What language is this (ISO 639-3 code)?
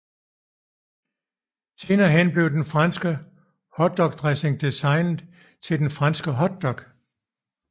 dan